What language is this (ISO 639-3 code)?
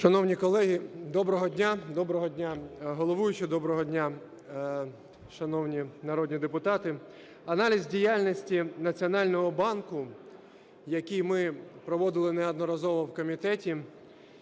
ukr